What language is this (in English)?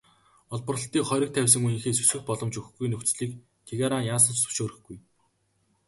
Mongolian